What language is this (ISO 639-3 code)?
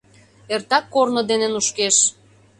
chm